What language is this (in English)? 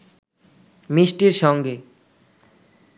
Bangla